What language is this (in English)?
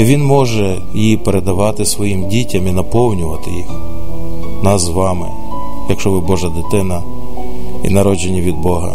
Ukrainian